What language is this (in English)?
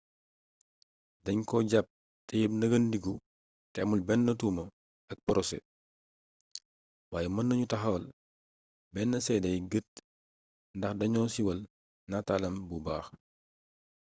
Wolof